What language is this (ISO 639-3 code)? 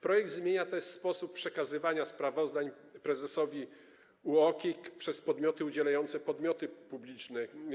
pol